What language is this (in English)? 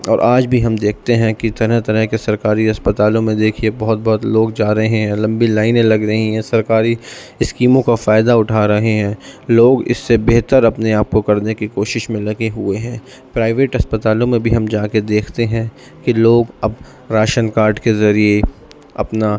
Urdu